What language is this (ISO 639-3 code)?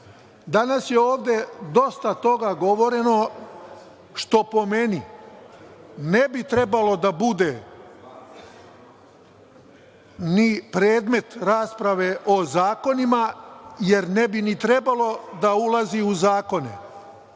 srp